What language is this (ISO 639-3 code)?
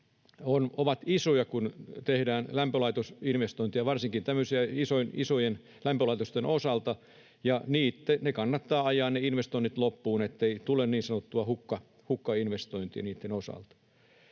fin